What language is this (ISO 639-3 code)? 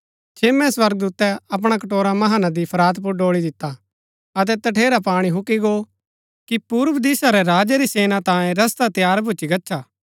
gbk